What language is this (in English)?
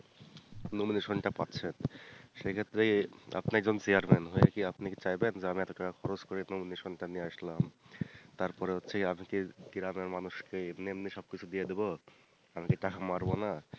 Bangla